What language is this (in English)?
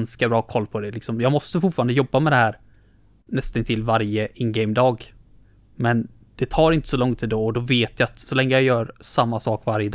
Swedish